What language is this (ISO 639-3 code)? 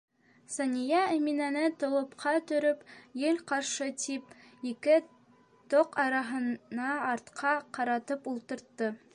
bak